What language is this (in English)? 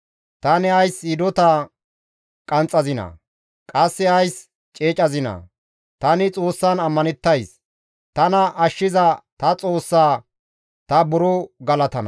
Gamo